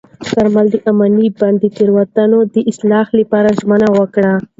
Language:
Pashto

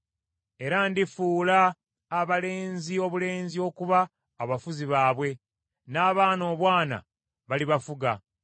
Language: Ganda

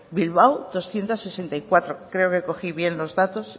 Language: Spanish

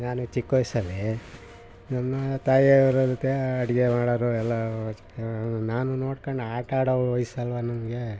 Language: Kannada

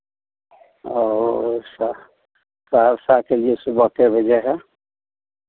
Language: Hindi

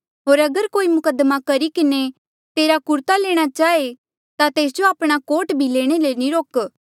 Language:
Mandeali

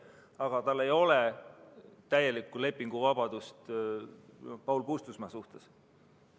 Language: Estonian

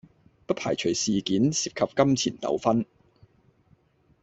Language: Cantonese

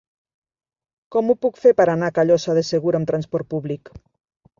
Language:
Catalan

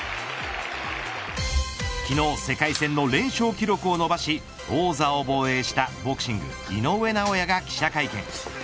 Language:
Japanese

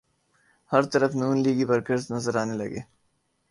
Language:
Urdu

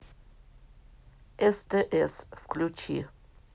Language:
Russian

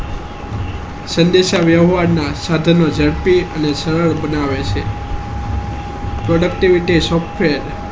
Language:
Gujarati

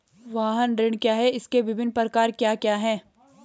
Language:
Hindi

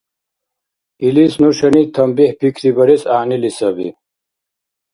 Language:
Dargwa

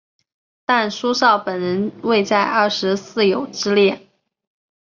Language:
Chinese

